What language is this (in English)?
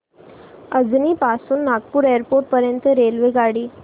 Marathi